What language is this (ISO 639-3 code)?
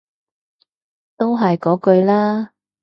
yue